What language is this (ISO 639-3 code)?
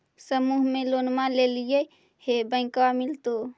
mag